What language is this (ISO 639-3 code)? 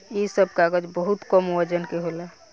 bho